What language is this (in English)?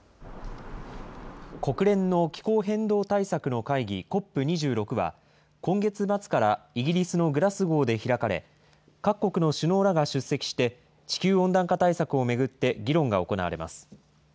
Japanese